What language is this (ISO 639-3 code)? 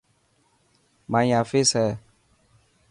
mki